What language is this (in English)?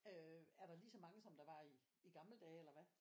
Danish